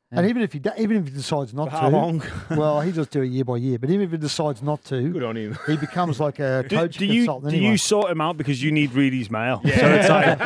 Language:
English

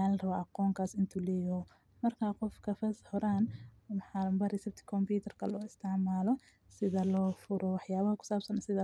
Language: Somali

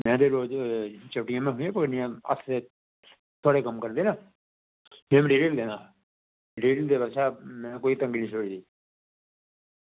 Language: Dogri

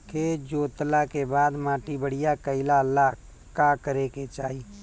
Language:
Bhojpuri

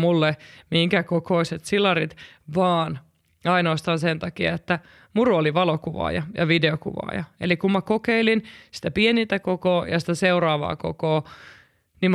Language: Finnish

